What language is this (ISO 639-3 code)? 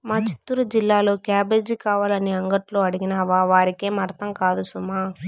tel